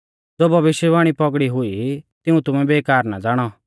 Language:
Mahasu Pahari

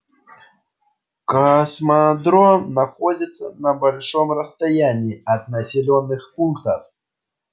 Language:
Russian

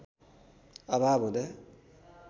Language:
Nepali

